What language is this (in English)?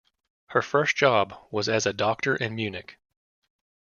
English